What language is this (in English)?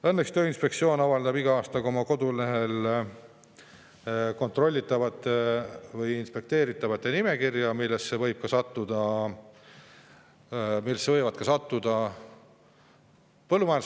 Estonian